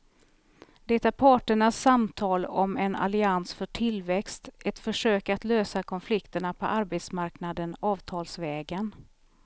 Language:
Swedish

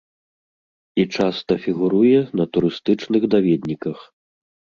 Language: Belarusian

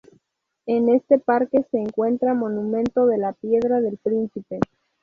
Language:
Spanish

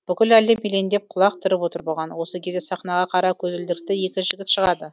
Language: Kazakh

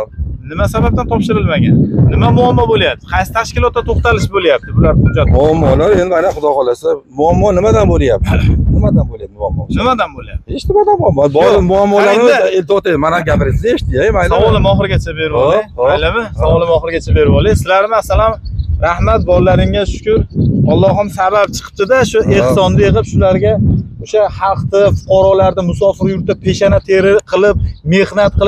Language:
Turkish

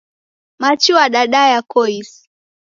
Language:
Taita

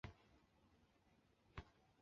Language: Chinese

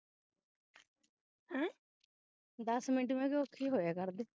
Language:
Punjabi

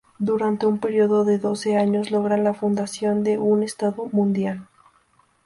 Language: Spanish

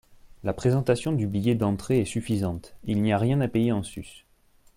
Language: French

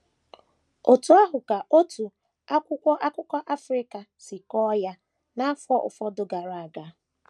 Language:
Igbo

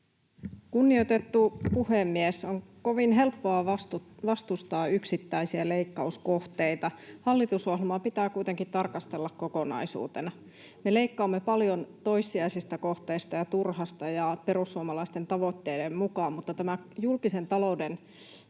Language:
Finnish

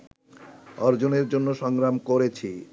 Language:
Bangla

